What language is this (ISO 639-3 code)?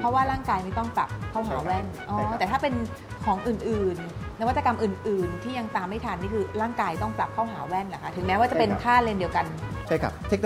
tha